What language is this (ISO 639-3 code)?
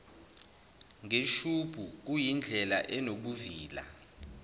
zul